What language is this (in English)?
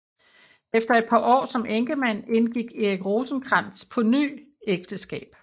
Danish